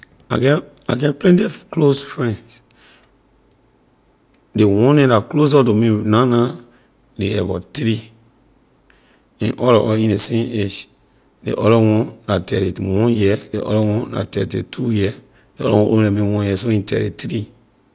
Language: Liberian English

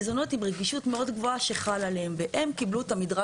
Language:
Hebrew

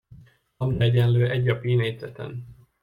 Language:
Hungarian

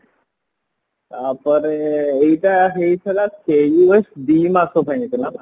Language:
Odia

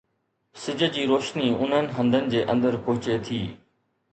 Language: Sindhi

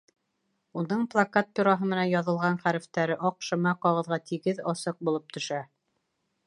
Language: Bashkir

